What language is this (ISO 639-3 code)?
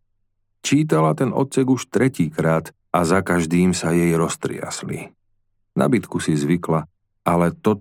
slk